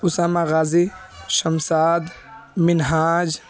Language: Urdu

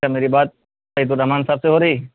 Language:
Urdu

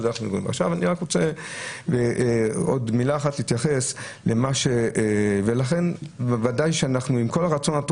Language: Hebrew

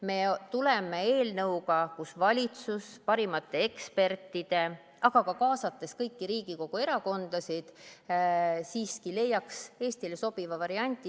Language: Estonian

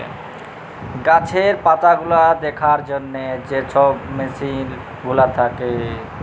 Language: Bangla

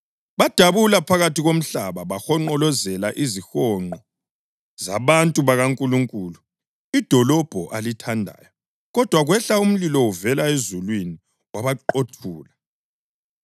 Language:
North Ndebele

